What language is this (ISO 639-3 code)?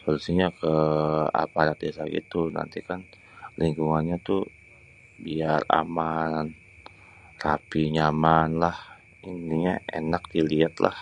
bew